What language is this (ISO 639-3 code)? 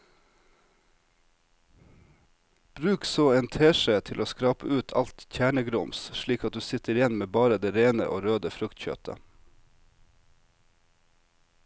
nor